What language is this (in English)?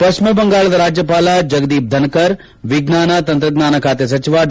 Kannada